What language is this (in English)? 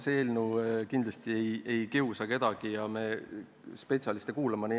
Estonian